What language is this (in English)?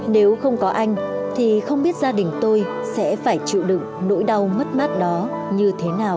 Vietnamese